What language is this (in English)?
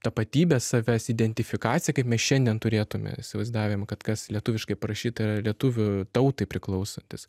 Lithuanian